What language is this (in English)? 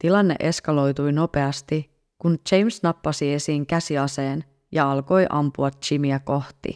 Finnish